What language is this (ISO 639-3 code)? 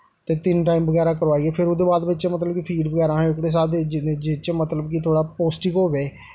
doi